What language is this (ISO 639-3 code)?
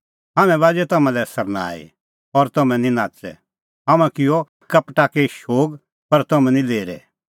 kfx